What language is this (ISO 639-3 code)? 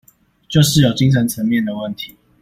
zho